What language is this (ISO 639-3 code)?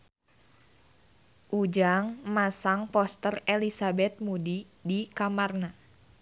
sun